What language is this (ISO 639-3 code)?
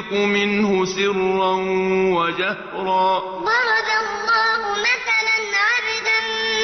ara